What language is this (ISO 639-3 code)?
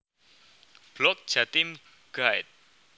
jav